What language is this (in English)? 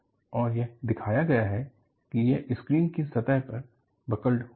Hindi